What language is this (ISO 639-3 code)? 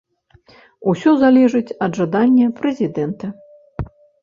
bel